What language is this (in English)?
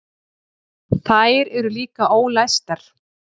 Icelandic